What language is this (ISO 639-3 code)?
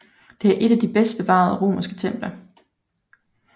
dan